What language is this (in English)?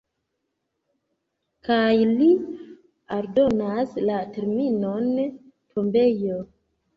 Esperanto